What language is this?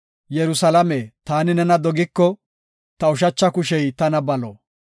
Gofa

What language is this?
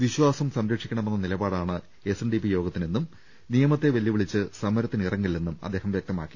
Malayalam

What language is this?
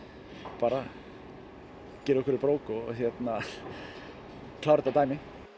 Icelandic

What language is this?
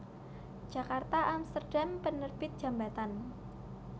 Javanese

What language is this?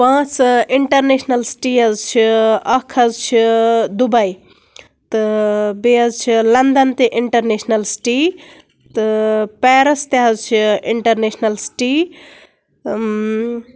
Kashmiri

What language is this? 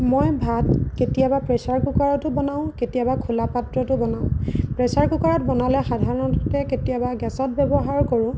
Assamese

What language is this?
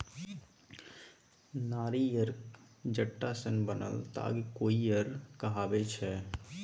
Maithili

